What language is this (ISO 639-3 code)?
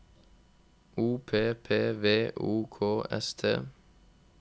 nor